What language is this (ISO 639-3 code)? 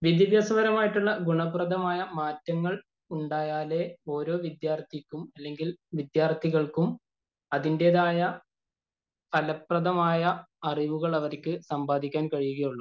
mal